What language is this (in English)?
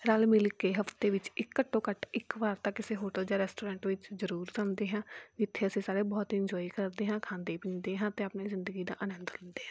Punjabi